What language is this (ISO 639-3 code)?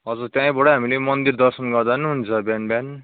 nep